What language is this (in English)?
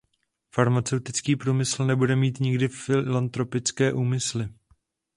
Czech